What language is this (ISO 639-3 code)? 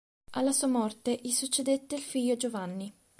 ita